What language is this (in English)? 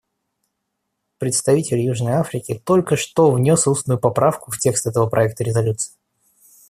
Russian